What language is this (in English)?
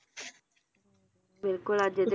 Punjabi